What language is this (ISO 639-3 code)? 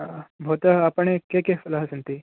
san